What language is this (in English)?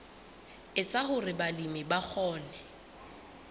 Southern Sotho